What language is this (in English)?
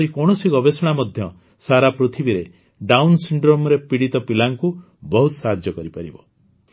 Odia